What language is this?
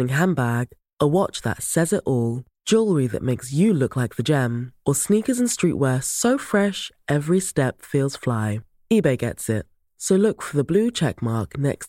Swedish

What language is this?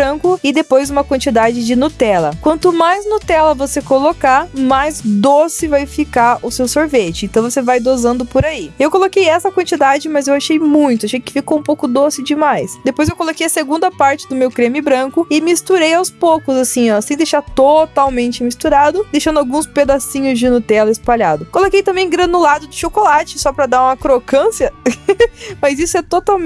Portuguese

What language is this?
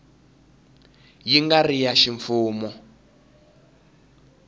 Tsonga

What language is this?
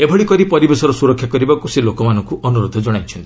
Odia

